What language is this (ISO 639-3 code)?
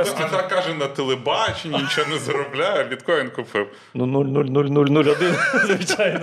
ukr